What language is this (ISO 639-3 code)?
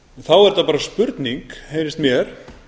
isl